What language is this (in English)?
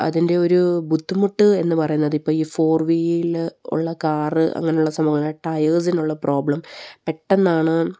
Malayalam